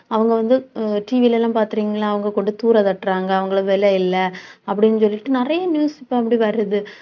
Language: Tamil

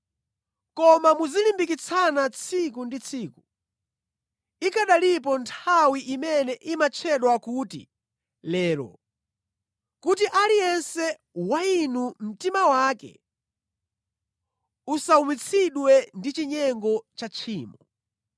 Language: Nyanja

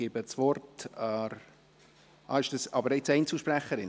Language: Swiss German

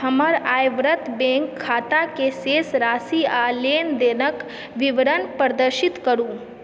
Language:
Maithili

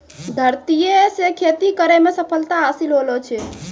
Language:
Maithili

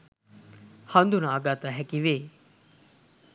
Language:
Sinhala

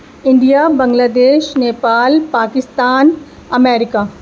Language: Urdu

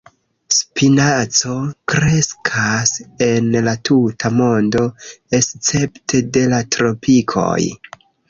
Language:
Esperanto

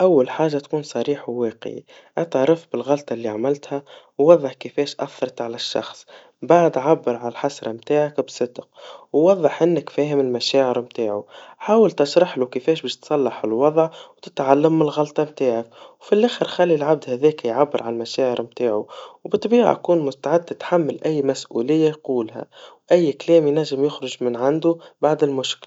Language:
Tunisian Arabic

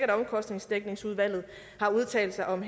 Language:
Danish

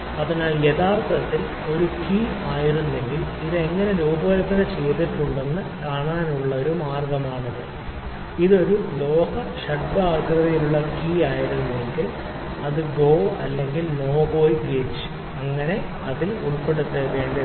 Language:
Malayalam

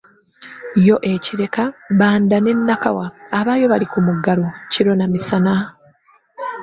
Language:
Ganda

